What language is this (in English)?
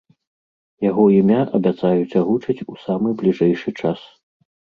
Belarusian